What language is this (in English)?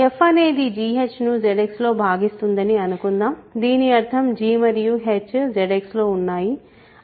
Telugu